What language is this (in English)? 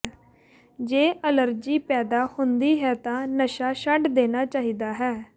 Punjabi